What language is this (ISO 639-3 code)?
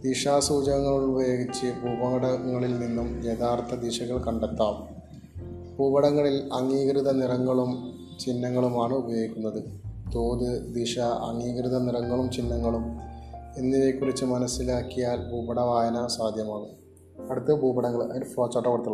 mal